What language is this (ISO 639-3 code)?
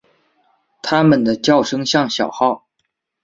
zho